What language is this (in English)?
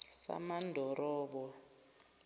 Zulu